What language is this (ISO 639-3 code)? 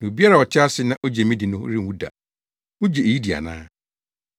aka